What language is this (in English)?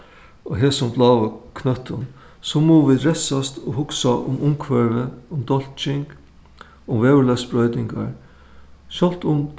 Faroese